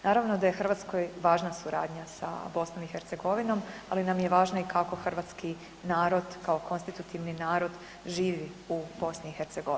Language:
Croatian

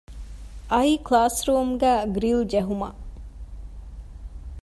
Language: Divehi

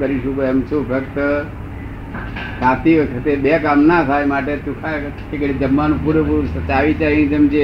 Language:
Gujarati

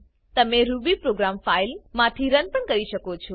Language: Gujarati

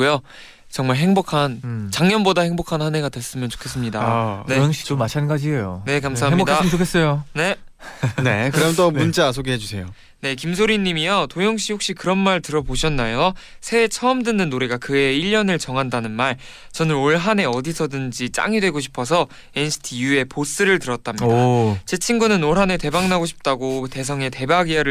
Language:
Korean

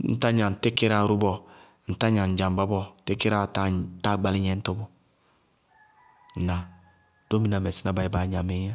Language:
Bago-Kusuntu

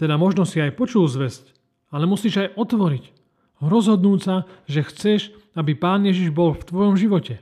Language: Slovak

